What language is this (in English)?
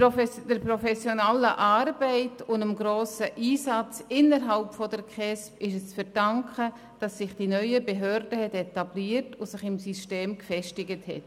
Swiss German